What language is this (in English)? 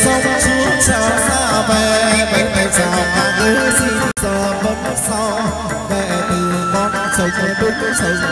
Thai